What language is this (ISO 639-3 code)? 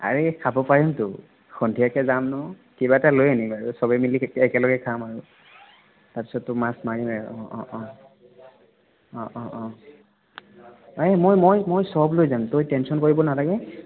asm